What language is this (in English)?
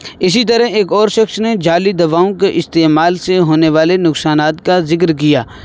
Urdu